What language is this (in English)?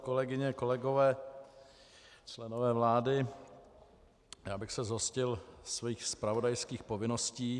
Czech